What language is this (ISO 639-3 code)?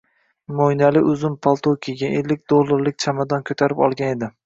uzb